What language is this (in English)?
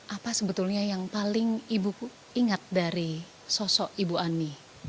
Indonesian